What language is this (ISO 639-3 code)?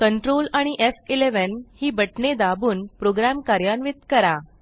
mar